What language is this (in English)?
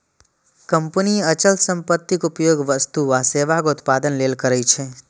Maithili